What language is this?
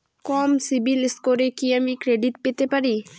Bangla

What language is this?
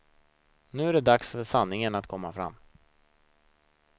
Swedish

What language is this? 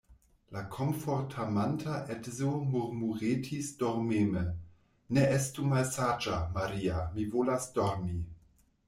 Esperanto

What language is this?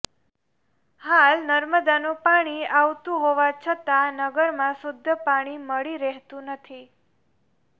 Gujarati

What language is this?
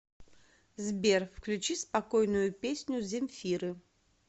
Russian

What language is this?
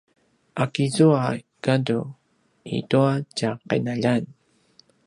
Paiwan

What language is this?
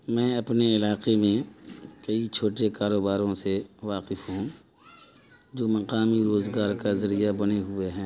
Urdu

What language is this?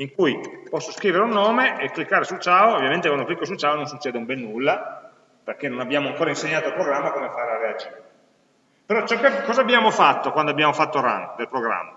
Italian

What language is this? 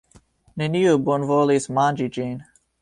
Esperanto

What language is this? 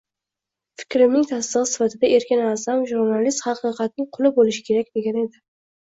Uzbek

